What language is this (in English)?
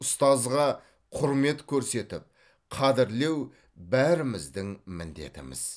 Kazakh